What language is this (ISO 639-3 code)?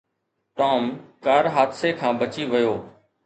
snd